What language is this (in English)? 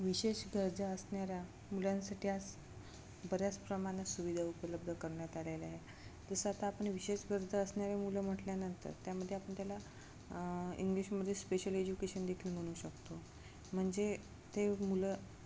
Marathi